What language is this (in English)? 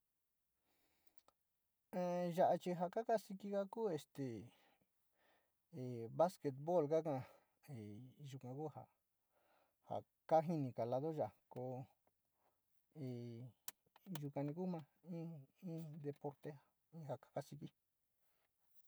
Sinicahua Mixtec